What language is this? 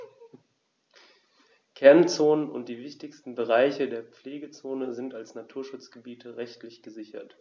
German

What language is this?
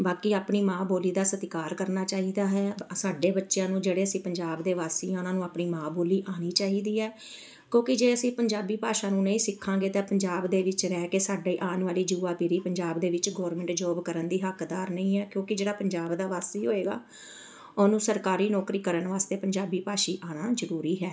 Punjabi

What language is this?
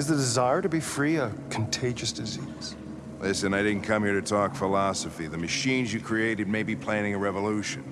English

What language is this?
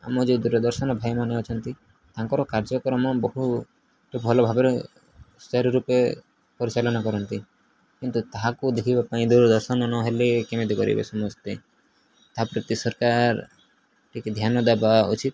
Odia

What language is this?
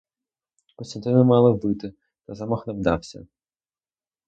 Ukrainian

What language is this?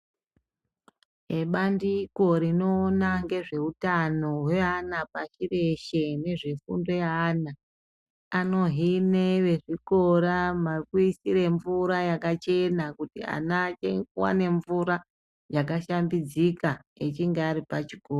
Ndau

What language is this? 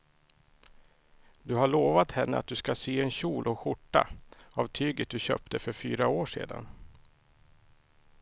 Swedish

